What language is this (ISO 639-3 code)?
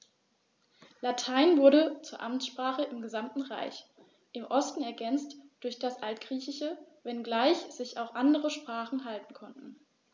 deu